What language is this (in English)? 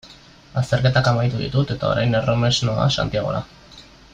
Basque